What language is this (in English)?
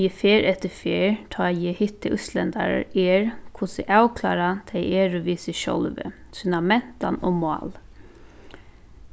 Faroese